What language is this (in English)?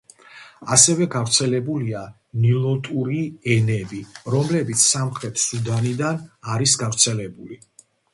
Georgian